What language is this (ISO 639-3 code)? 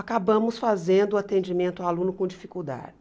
por